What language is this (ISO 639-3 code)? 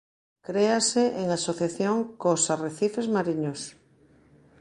glg